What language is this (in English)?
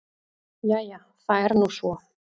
Icelandic